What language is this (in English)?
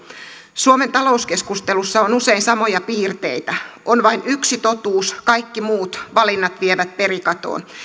Finnish